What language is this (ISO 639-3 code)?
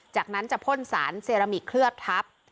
tha